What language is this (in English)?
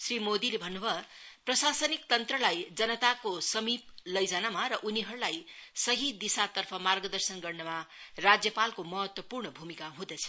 Nepali